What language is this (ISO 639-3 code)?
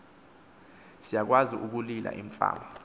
xho